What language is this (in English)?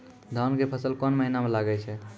Maithili